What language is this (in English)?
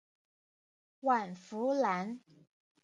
Chinese